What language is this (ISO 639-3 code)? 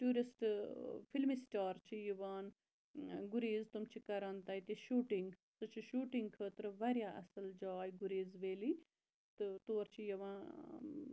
kas